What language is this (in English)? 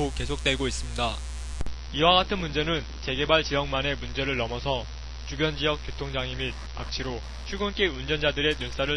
Korean